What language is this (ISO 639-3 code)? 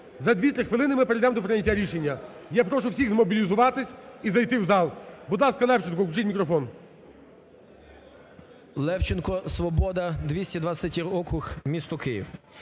ukr